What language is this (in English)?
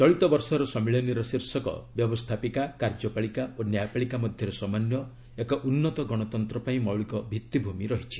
Odia